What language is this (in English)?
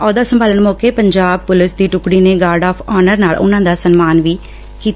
Punjabi